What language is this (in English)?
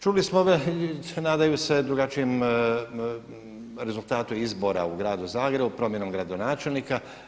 Croatian